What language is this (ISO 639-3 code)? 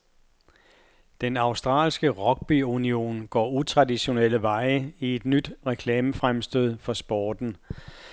dan